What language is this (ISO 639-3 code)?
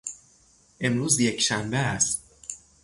fas